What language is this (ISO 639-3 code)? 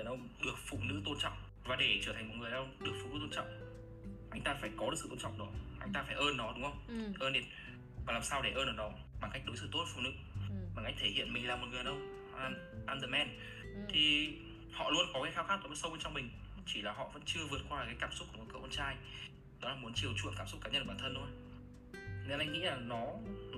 vie